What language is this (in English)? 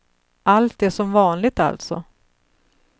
Swedish